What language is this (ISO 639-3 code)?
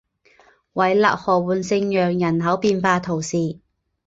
zho